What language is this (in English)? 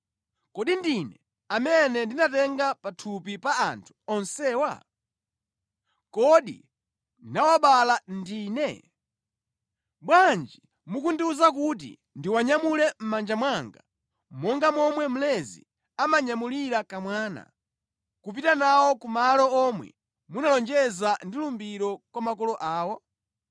Nyanja